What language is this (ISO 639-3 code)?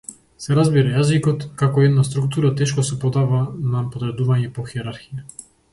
mkd